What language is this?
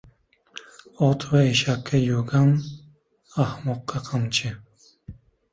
Uzbek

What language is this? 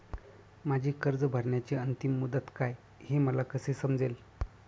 Marathi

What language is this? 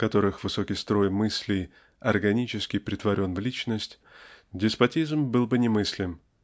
Russian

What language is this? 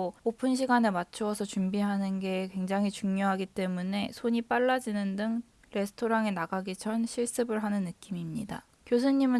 Korean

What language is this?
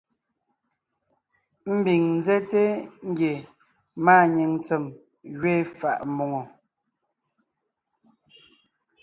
Ngiemboon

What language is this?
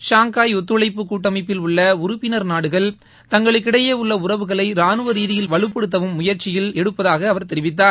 Tamil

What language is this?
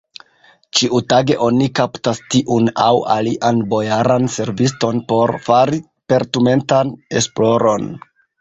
Esperanto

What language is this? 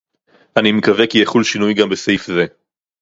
Hebrew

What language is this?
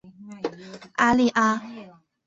Chinese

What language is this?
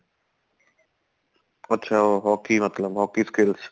Punjabi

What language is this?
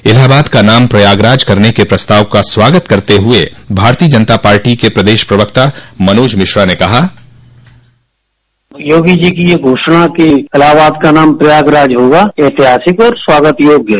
Hindi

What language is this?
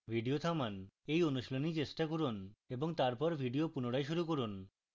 Bangla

